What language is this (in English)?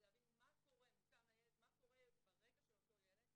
Hebrew